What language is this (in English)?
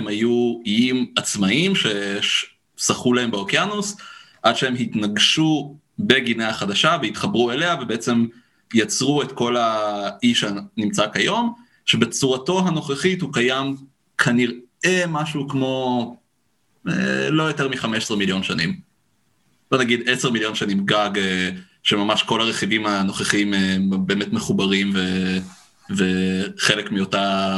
Hebrew